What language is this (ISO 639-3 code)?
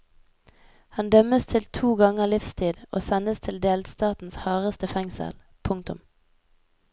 nor